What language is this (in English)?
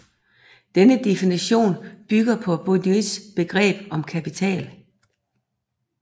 Danish